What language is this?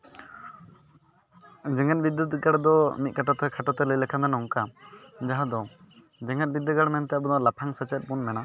Santali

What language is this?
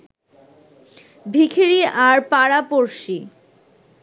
Bangla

